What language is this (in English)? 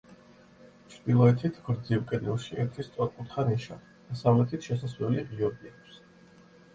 Georgian